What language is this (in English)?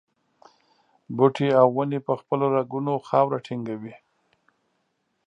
Pashto